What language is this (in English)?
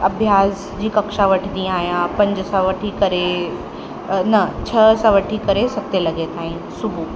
Sindhi